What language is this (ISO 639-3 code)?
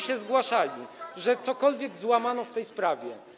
pol